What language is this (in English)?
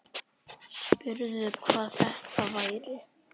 Icelandic